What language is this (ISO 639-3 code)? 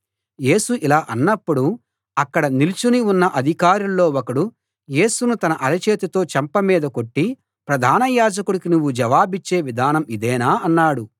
tel